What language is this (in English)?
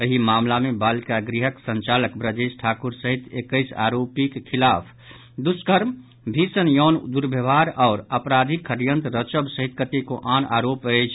Maithili